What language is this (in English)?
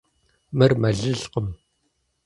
Kabardian